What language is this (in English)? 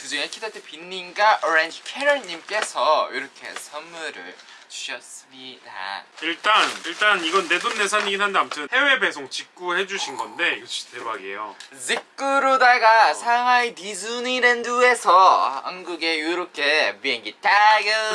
Korean